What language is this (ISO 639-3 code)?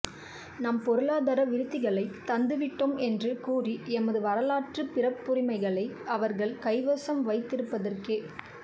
tam